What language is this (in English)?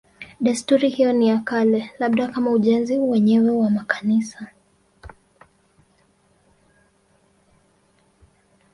Swahili